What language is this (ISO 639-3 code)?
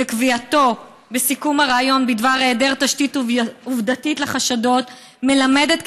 heb